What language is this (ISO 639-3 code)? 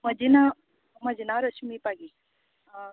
kok